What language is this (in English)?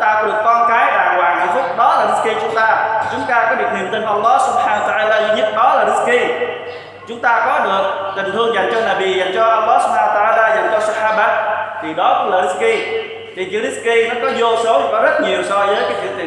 Vietnamese